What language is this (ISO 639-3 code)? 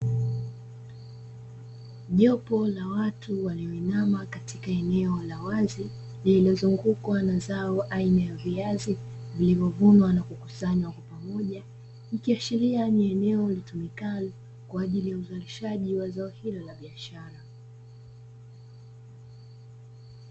swa